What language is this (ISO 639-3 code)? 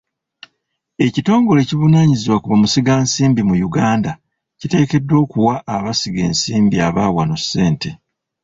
lug